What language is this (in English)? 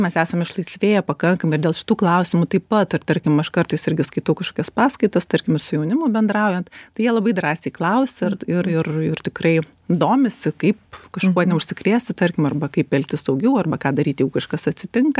Lithuanian